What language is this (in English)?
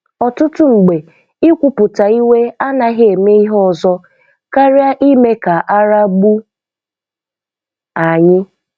Igbo